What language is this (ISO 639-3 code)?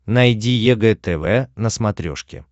rus